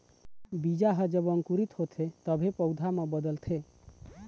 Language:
Chhattisgarhi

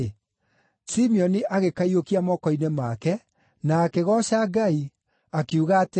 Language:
Kikuyu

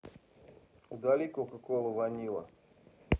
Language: Russian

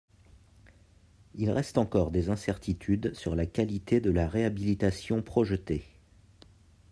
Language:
French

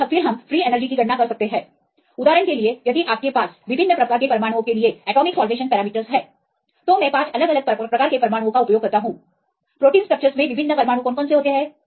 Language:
Hindi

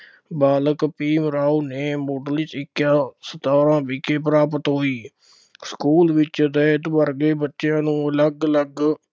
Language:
Punjabi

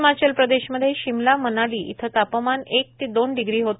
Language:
Marathi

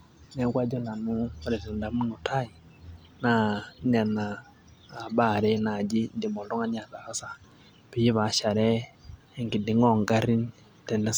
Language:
Masai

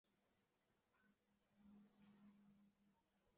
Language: Chinese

